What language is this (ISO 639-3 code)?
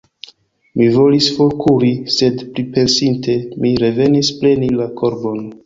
epo